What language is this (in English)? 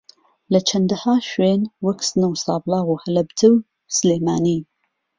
Central Kurdish